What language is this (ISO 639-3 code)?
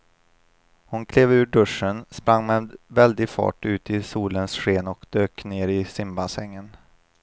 swe